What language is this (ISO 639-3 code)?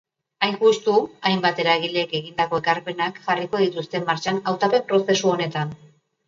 eus